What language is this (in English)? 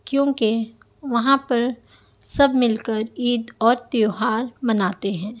Urdu